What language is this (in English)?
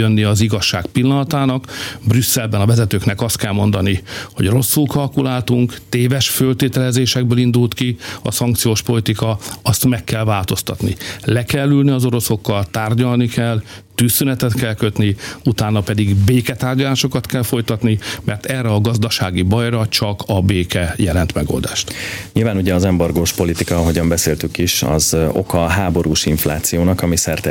Hungarian